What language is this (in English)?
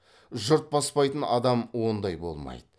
Kazakh